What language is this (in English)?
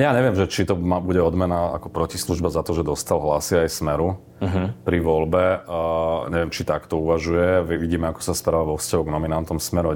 Slovak